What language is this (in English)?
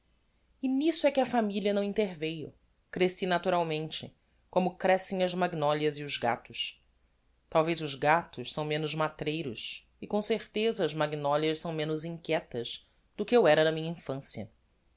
Portuguese